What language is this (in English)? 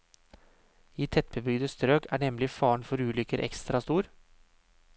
Norwegian